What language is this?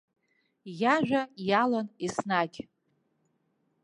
Abkhazian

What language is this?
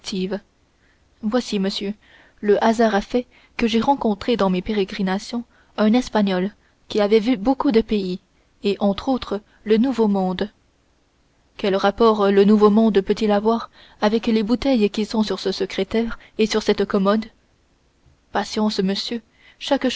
French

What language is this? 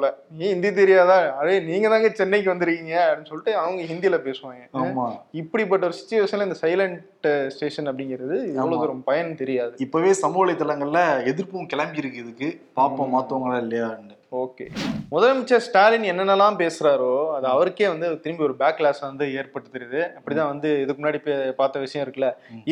Tamil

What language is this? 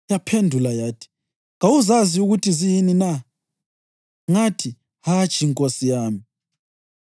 North Ndebele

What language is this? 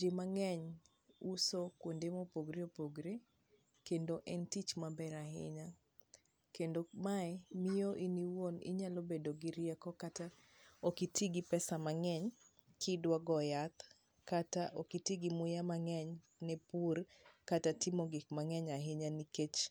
Luo (Kenya and Tanzania)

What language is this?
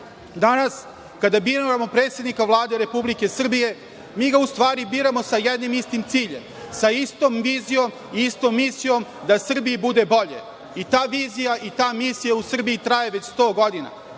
Serbian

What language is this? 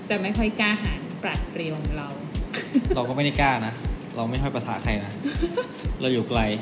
Thai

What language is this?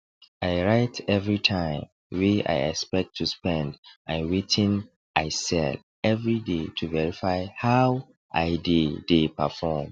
Nigerian Pidgin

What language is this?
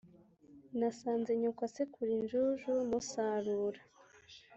Kinyarwanda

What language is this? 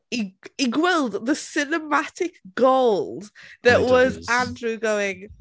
Welsh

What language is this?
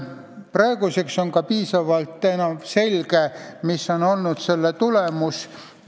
Estonian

